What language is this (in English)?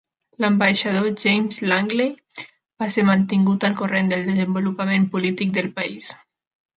Catalan